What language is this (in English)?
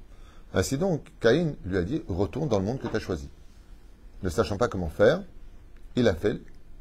French